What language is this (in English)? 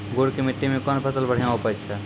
Maithili